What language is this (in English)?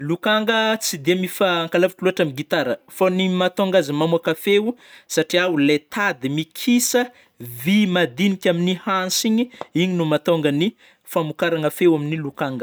Northern Betsimisaraka Malagasy